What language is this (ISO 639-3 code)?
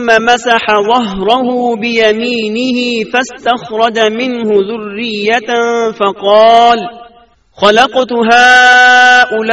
urd